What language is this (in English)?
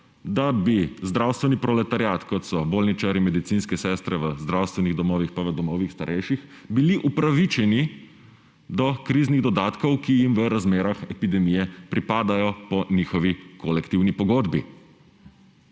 Slovenian